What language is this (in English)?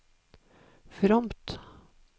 Norwegian